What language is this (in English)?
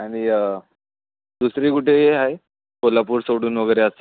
Marathi